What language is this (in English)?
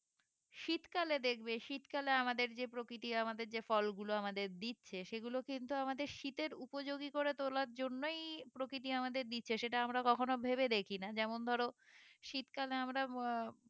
Bangla